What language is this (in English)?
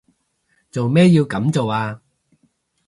Cantonese